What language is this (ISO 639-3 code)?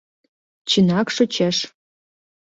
chm